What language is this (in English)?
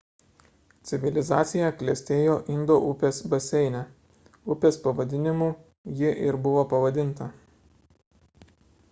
Lithuanian